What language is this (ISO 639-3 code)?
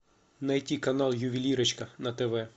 rus